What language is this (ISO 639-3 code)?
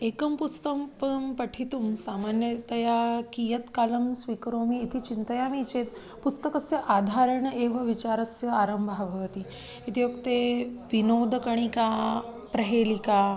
san